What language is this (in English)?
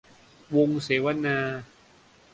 Thai